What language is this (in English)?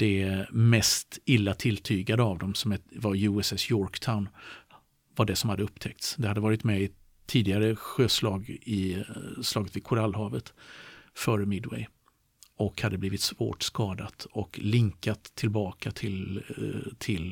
Swedish